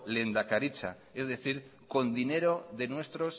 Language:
Spanish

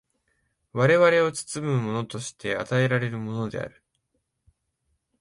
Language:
Japanese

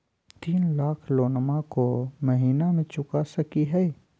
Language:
Magahi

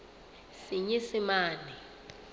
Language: Southern Sotho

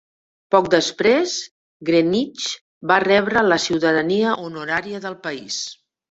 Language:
Catalan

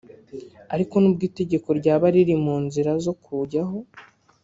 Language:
Kinyarwanda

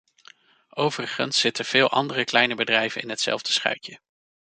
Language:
Dutch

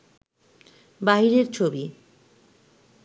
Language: Bangla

